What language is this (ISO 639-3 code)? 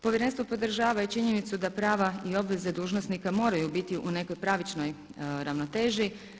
hrv